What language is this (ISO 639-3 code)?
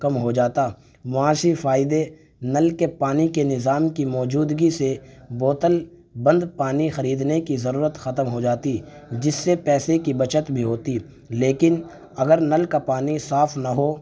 urd